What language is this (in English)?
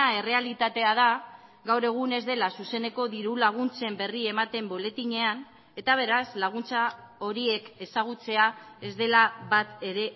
Basque